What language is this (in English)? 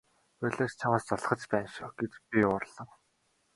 Mongolian